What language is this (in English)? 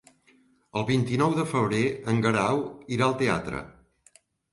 Catalan